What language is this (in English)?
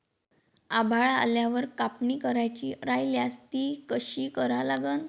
Marathi